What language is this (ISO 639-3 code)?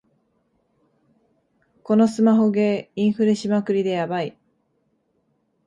jpn